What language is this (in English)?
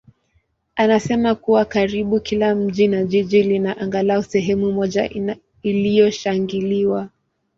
Swahili